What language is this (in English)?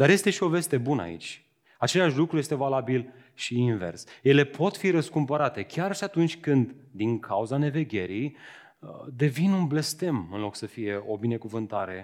Romanian